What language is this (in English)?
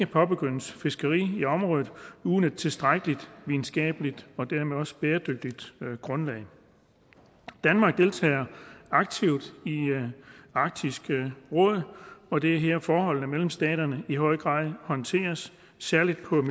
Danish